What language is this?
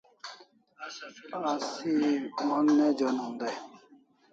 Kalasha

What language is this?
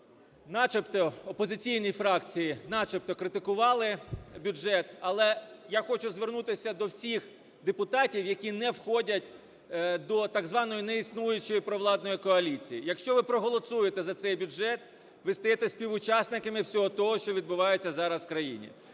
Ukrainian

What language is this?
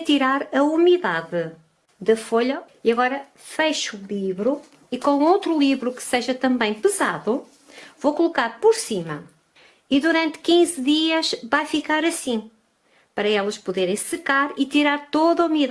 Portuguese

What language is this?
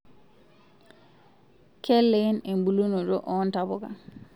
Masai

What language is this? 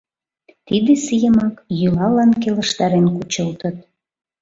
Mari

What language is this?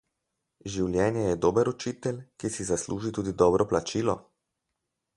Slovenian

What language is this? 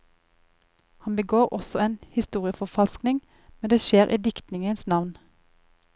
Norwegian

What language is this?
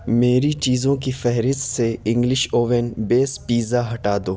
Urdu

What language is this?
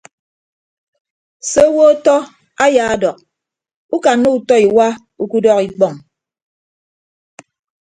Ibibio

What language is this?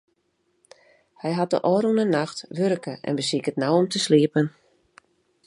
Western Frisian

